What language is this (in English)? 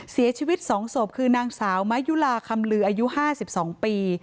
Thai